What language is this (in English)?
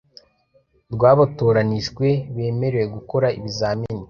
Kinyarwanda